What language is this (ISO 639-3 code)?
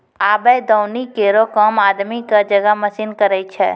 mai